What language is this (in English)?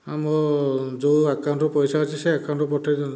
Odia